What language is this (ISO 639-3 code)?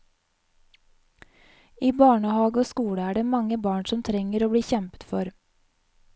nor